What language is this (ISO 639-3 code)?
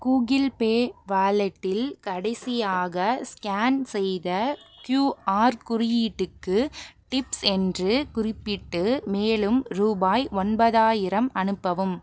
tam